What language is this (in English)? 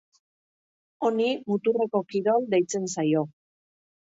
Basque